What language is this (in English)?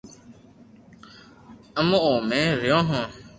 Loarki